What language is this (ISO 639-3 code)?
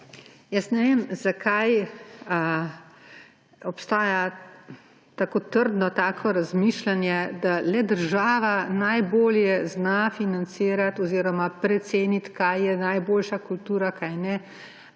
slv